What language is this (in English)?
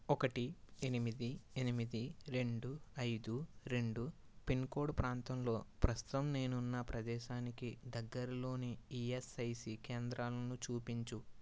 Telugu